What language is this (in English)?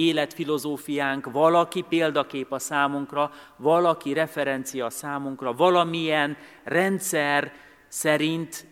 Hungarian